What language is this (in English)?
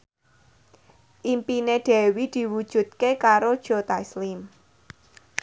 Javanese